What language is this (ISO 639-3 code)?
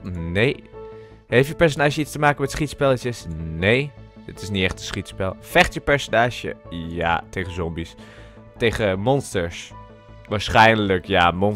nld